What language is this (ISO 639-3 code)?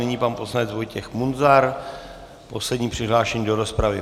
ces